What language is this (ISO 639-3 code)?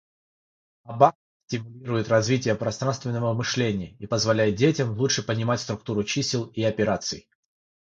rus